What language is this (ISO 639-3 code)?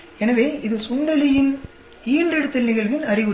tam